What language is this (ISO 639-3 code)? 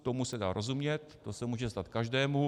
ces